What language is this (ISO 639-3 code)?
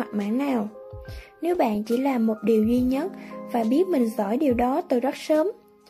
vie